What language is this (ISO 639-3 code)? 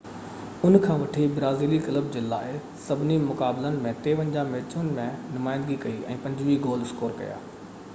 snd